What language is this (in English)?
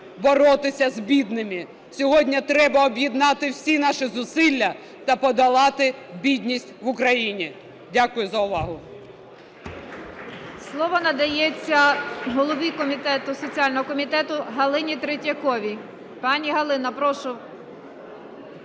Ukrainian